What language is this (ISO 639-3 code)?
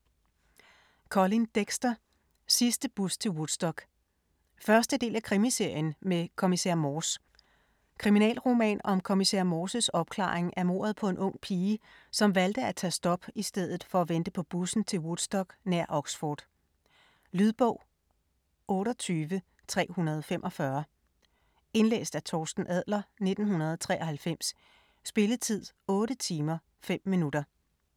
dan